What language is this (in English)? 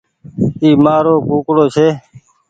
Goaria